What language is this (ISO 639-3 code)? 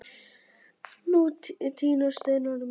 isl